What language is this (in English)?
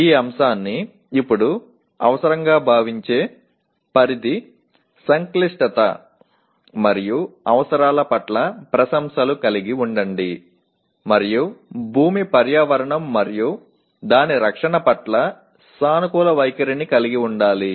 Telugu